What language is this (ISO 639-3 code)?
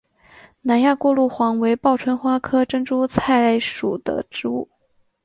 zho